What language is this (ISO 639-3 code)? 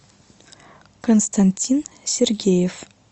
rus